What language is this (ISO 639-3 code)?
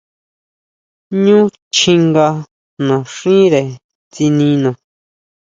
mau